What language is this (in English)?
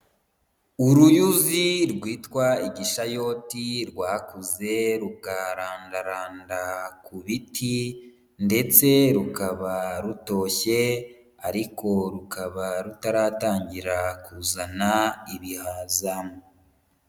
Kinyarwanda